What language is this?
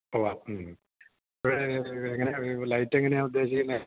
Malayalam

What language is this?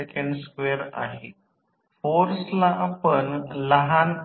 Marathi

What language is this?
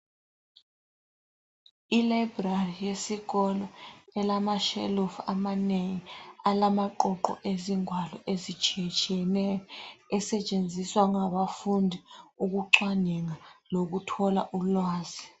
North Ndebele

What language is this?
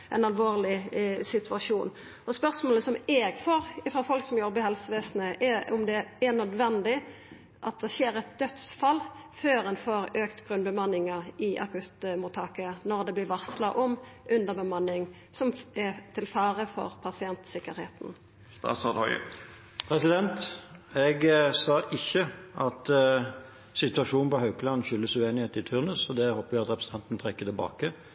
Norwegian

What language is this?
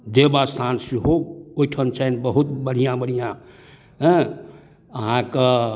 Maithili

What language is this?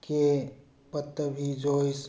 Manipuri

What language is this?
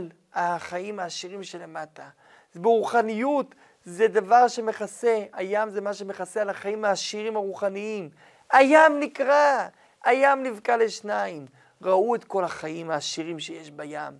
Hebrew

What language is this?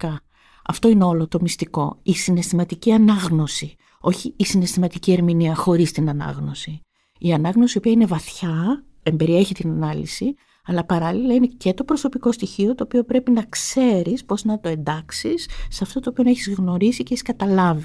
Greek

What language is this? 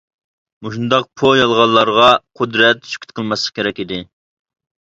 Uyghur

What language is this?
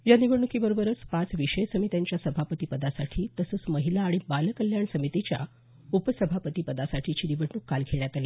Marathi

